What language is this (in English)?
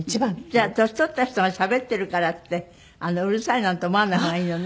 Japanese